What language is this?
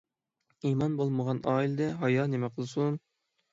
Uyghur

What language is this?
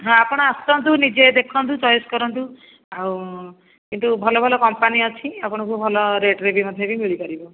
Odia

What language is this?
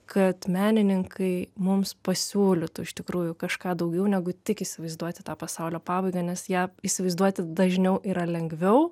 Lithuanian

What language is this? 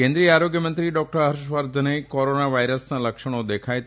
Gujarati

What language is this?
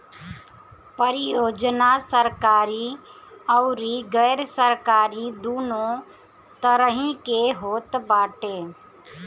Bhojpuri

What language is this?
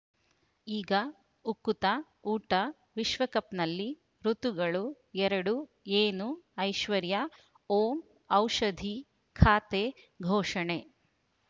Kannada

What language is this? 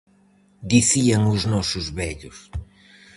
Galician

